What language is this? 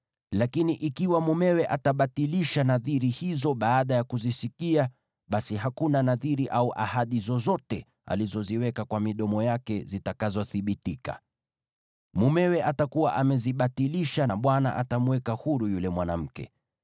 Swahili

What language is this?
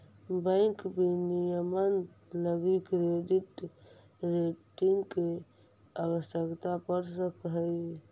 Magahi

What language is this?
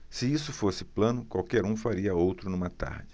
Portuguese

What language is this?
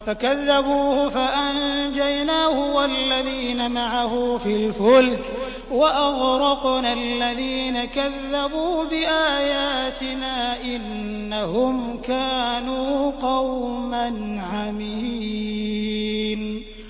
Arabic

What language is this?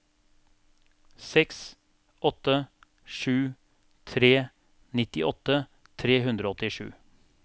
Norwegian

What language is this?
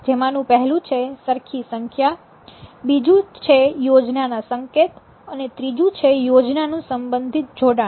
Gujarati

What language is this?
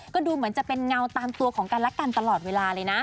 Thai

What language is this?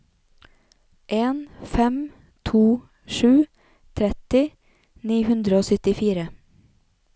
Norwegian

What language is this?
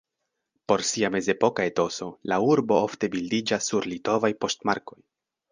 Esperanto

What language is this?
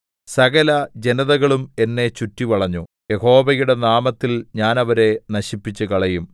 Malayalam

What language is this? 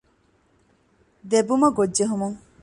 Divehi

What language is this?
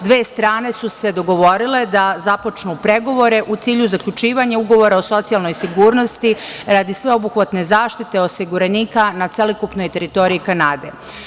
Serbian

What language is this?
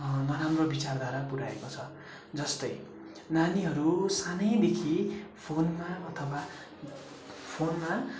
Nepali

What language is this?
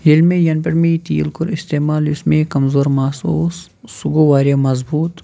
Kashmiri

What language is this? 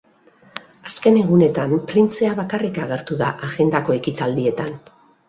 Basque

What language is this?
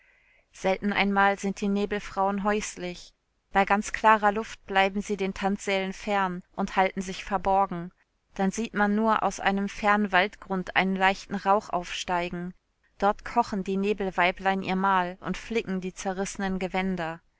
German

